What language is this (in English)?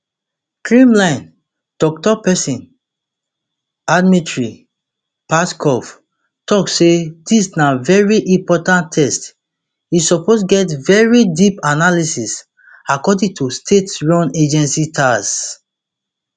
Nigerian Pidgin